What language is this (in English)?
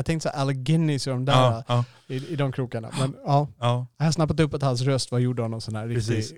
Swedish